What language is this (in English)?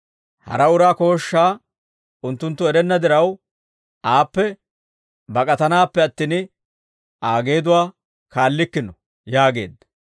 Dawro